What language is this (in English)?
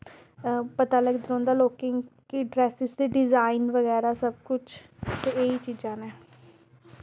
Dogri